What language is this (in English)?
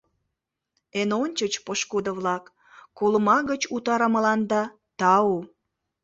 Mari